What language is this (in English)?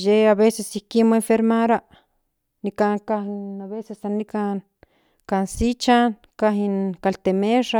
Central Nahuatl